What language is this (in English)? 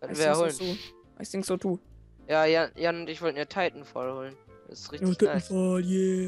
German